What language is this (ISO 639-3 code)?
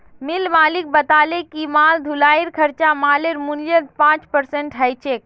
mag